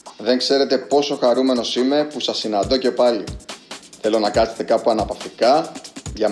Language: Greek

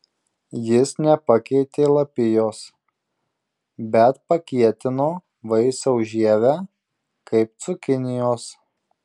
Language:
Lithuanian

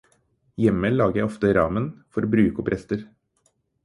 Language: Norwegian Bokmål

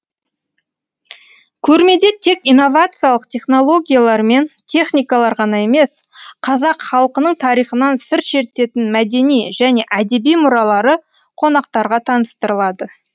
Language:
Kazakh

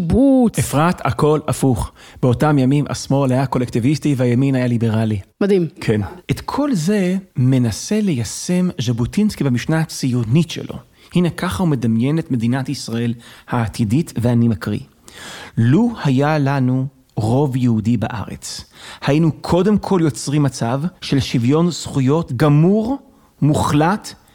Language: Hebrew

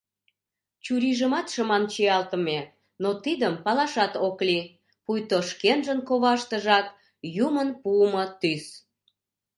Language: Mari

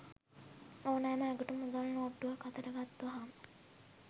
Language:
Sinhala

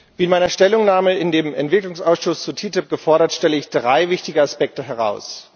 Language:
German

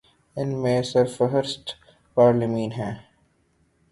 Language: Urdu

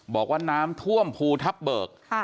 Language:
Thai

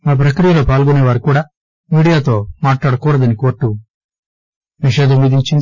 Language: Telugu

